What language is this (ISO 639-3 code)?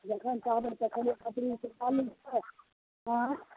mai